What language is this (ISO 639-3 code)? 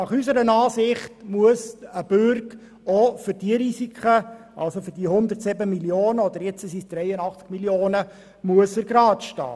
gsw